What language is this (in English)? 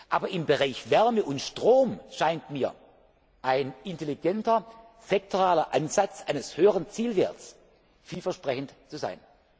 German